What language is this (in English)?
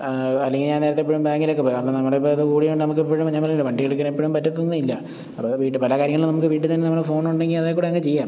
Malayalam